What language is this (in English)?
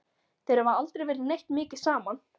Icelandic